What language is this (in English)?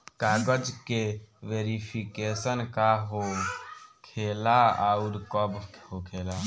Bhojpuri